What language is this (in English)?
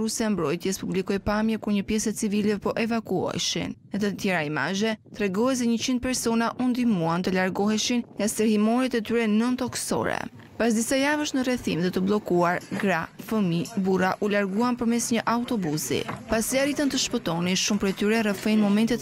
Romanian